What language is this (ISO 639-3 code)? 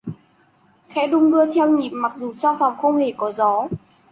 vie